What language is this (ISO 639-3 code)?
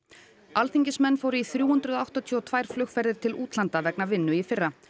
isl